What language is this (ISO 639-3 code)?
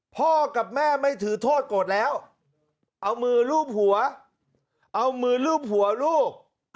tha